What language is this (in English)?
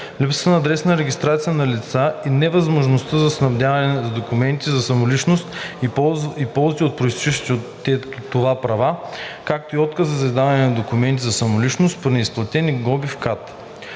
Bulgarian